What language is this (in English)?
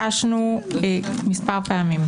Hebrew